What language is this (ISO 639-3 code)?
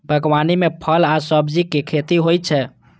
mai